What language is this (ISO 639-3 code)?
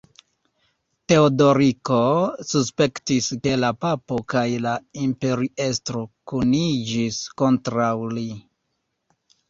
epo